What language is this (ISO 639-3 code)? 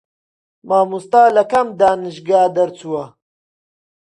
ckb